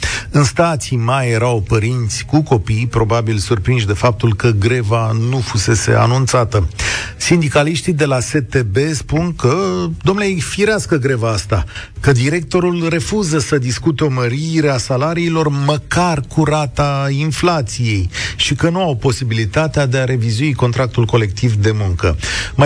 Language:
Romanian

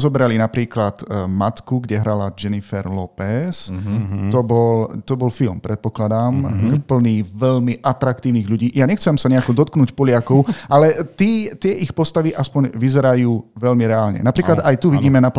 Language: Slovak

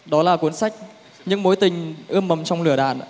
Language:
Vietnamese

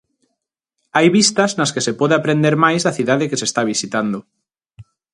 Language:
Galician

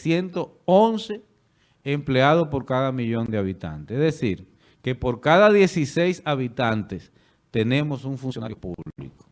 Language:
Spanish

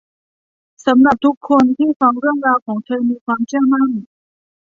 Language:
Thai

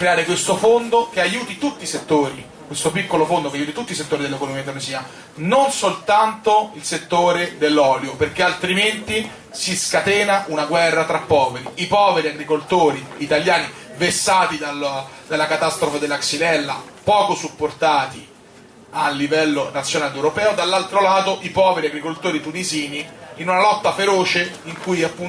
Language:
Italian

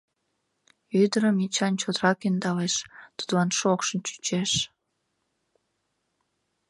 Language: Mari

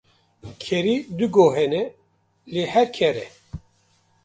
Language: Kurdish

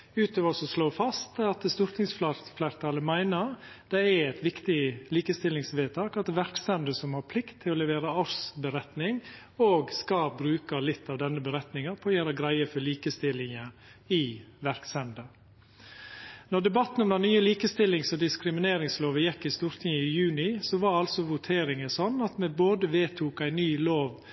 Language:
Norwegian Nynorsk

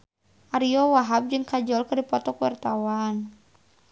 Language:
Sundanese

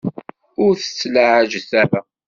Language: Kabyle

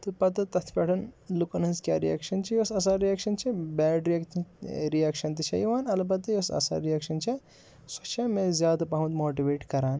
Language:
Kashmiri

